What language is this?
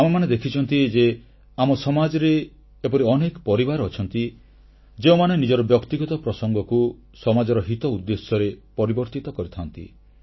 Odia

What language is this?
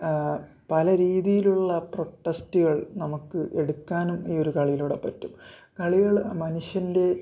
Malayalam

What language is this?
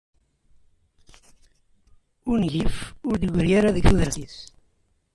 Kabyle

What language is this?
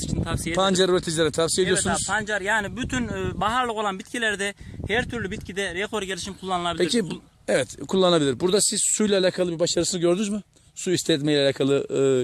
Turkish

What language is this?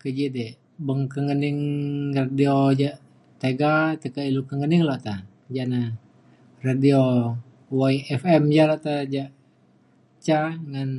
Mainstream Kenyah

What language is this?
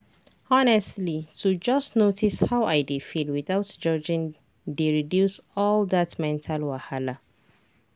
Nigerian Pidgin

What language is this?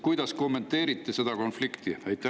Estonian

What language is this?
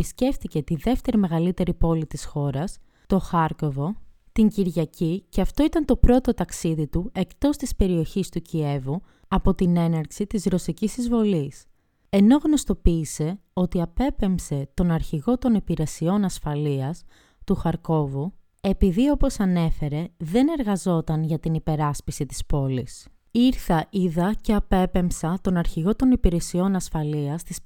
Greek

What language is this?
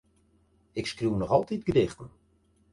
Western Frisian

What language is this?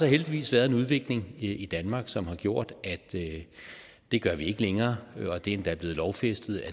Danish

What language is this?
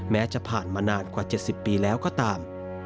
Thai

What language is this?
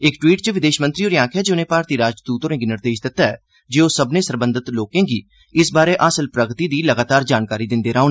Dogri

